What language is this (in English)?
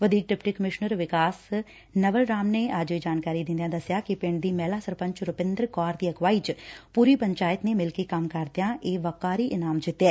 Punjabi